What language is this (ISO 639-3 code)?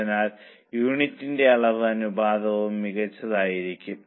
mal